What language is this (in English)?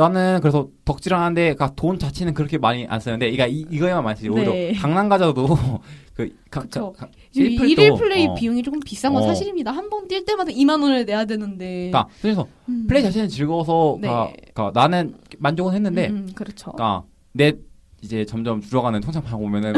Korean